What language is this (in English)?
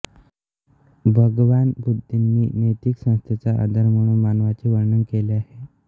Marathi